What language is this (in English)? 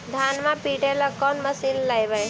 Magahi